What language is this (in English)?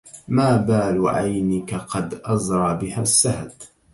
Arabic